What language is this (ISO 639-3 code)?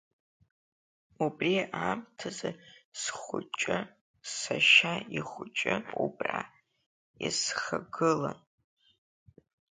abk